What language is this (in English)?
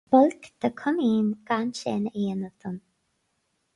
Irish